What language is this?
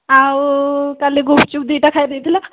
Odia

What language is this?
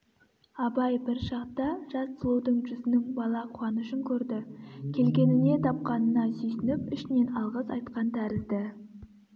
Kazakh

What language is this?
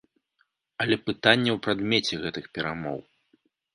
Belarusian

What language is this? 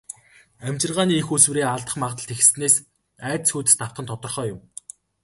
Mongolian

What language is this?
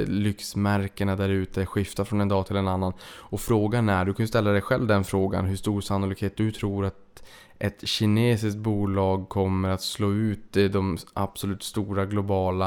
Swedish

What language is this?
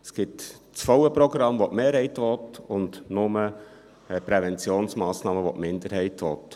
Swiss German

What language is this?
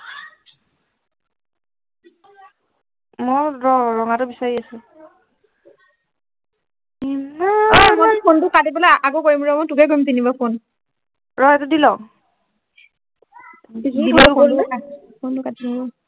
Assamese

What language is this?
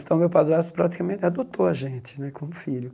Portuguese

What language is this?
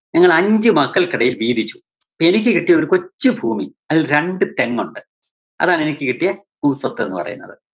Malayalam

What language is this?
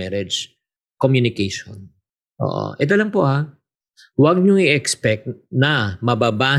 Filipino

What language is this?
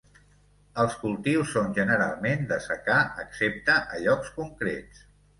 Catalan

